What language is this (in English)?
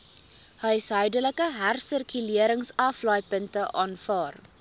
Afrikaans